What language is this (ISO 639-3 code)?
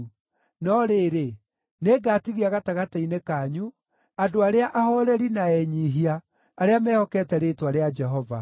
kik